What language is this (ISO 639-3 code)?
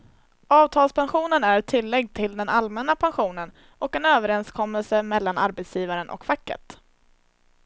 swe